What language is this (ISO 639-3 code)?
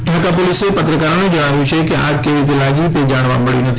guj